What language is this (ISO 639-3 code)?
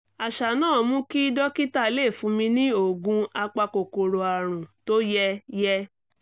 yor